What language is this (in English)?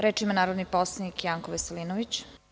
Serbian